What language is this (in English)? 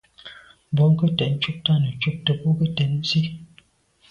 Medumba